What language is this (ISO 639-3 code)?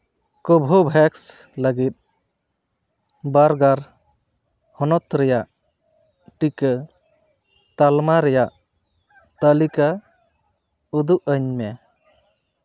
sat